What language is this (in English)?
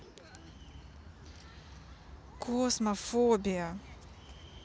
Russian